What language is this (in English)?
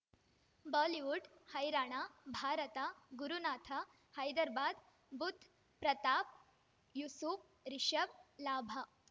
Kannada